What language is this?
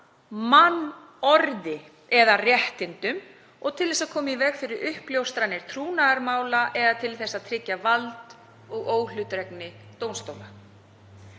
Icelandic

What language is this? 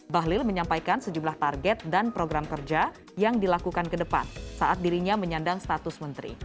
Indonesian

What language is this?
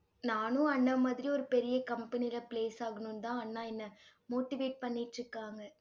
Tamil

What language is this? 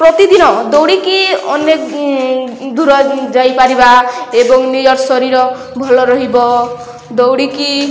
Odia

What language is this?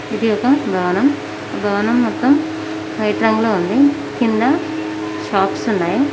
Telugu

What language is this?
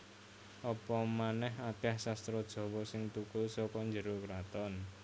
Javanese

